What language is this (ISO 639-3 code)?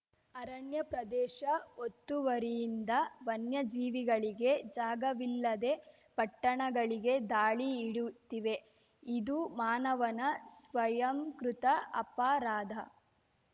kan